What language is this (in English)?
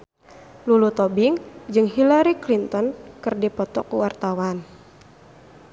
Sundanese